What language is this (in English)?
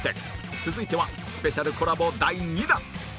Japanese